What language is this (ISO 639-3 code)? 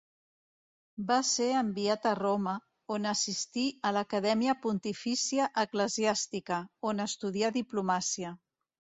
cat